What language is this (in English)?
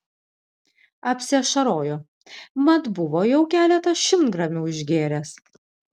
Lithuanian